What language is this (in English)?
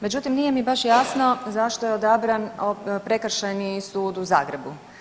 Croatian